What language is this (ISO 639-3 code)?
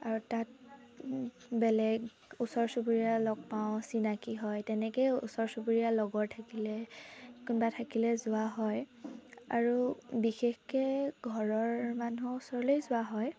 asm